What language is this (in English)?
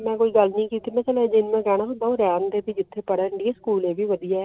Punjabi